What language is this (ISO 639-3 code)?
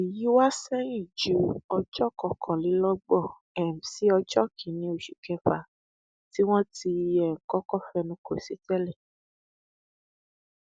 yor